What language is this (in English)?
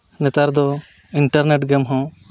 Santali